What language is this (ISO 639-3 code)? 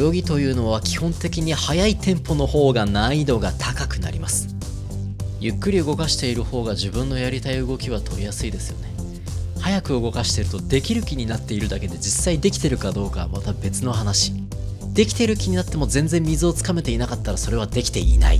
jpn